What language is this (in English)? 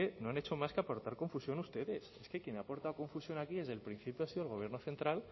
Spanish